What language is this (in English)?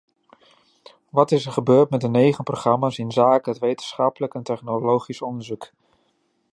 Dutch